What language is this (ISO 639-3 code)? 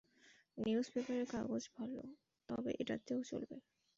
ben